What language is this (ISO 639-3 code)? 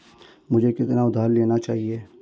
hin